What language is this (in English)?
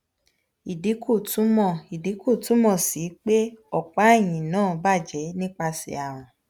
Yoruba